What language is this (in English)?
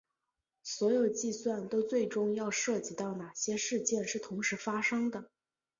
Chinese